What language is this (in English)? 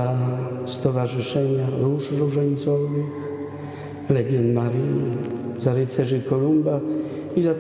Polish